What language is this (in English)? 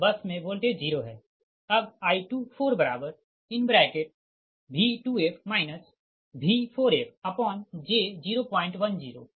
Hindi